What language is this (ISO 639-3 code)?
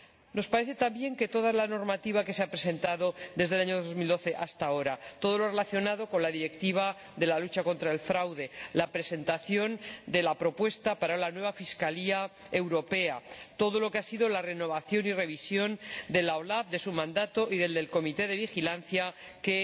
spa